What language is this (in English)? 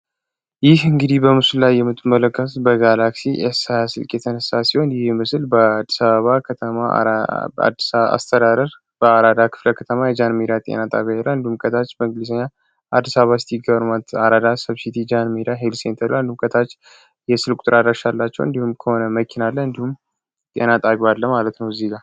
Amharic